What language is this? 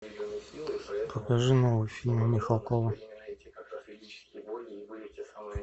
Russian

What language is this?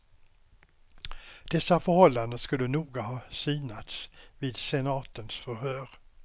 Swedish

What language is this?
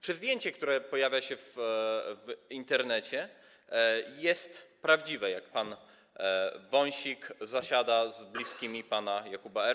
Polish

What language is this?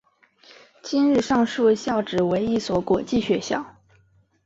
Chinese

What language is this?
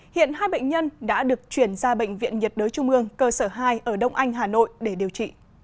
Vietnamese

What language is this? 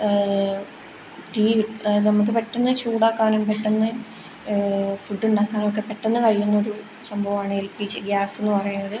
Malayalam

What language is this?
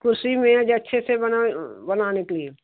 Hindi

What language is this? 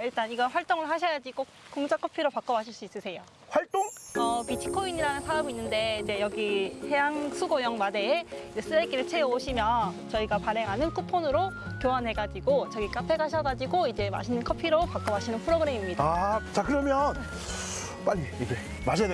Korean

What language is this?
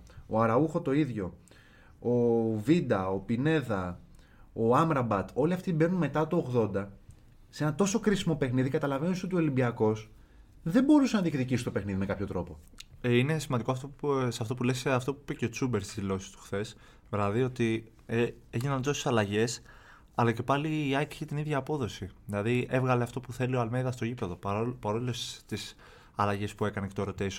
Greek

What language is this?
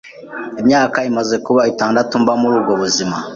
Kinyarwanda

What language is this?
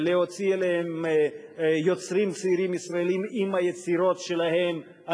Hebrew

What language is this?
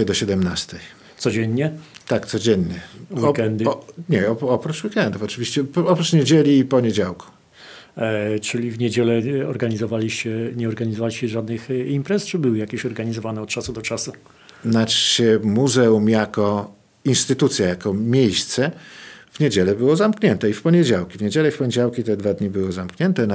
Polish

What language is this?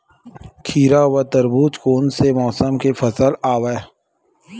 Chhattisgarhi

